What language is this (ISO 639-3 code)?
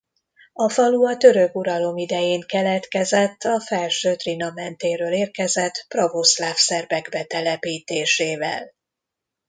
hun